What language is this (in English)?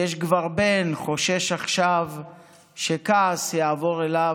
Hebrew